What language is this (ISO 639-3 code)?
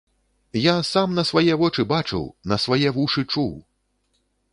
bel